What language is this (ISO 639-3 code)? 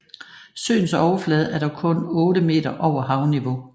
dan